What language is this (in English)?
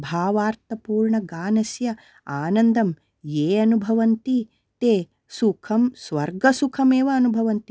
Sanskrit